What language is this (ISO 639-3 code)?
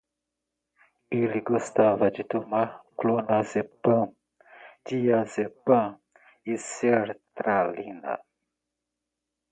por